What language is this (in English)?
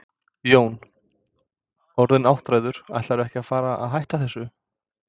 Icelandic